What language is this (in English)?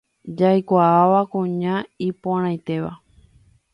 Guarani